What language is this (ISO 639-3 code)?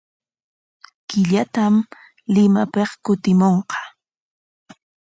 qwa